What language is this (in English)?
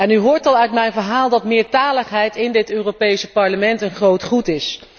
Dutch